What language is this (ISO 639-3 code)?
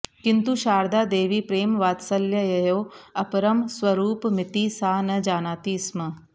san